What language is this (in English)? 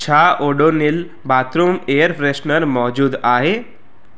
Sindhi